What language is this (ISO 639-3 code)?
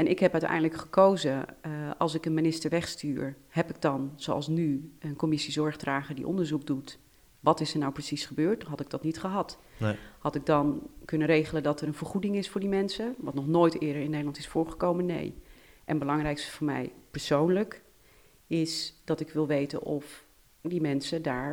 nld